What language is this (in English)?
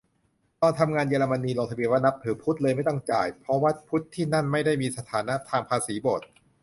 Thai